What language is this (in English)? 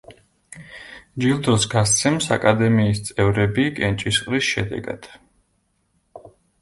Georgian